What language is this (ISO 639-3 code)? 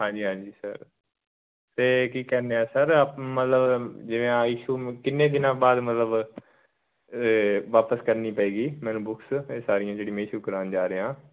pan